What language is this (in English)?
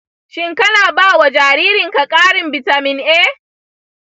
Hausa